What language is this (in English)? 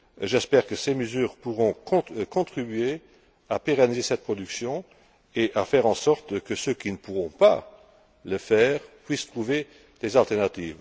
French